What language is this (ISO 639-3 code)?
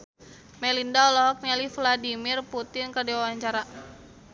sun